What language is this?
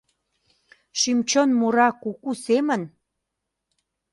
Mari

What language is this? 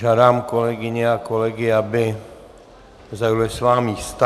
Czech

